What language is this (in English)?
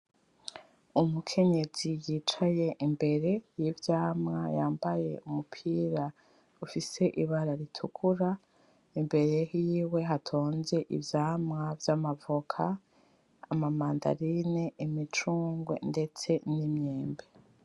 Rundi